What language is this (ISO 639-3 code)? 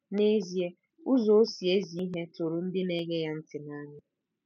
ibo